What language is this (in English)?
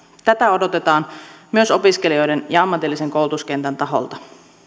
Finnish